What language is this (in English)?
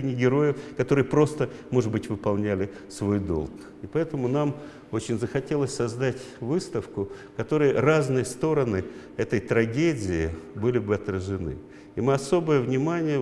Russian